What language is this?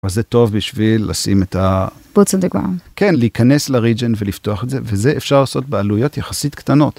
Hebrew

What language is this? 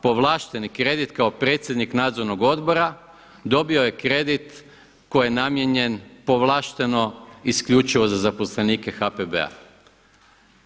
Croatian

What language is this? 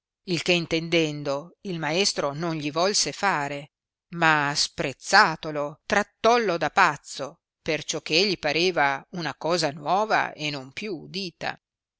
Italian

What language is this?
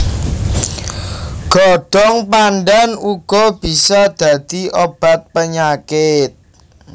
Javanese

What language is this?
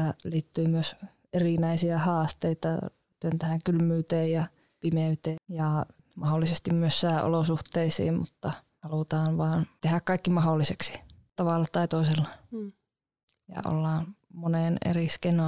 Finnish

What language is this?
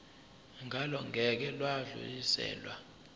Zulu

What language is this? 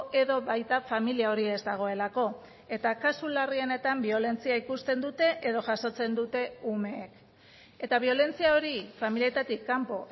Basque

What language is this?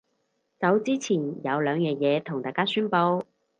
Cantonese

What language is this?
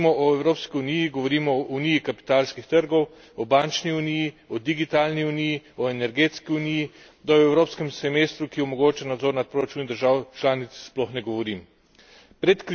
Slovenian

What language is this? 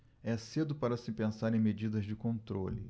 Portuguese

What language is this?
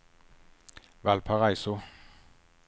Swedish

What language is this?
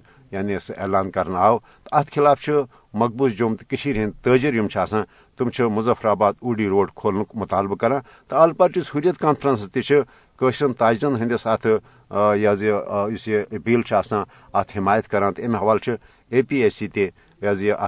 Urdu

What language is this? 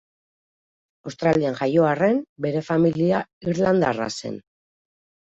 Basque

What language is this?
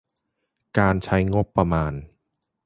Thai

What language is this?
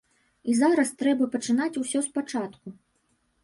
Belarusian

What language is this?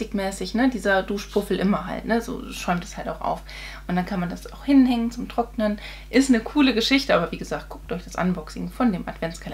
German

